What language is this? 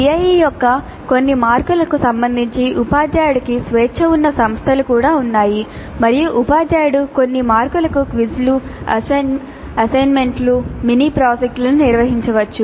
Telugu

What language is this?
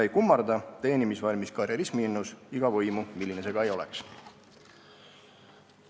Estonian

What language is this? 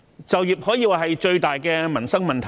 Cantonese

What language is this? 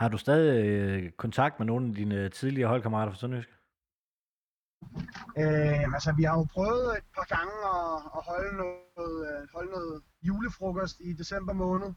Danish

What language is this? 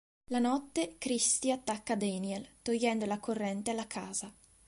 Italian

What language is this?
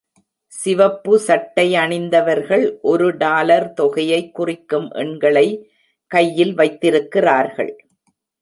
Tamil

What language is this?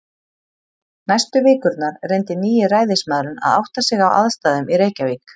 Icelandic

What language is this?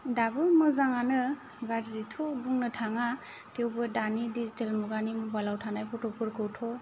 Bodo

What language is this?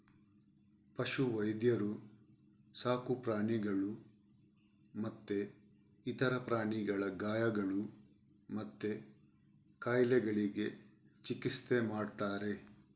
Kannada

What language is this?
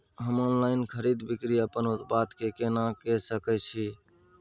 Maithili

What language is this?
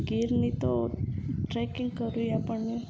Gujarati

